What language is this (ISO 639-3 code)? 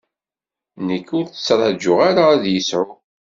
kab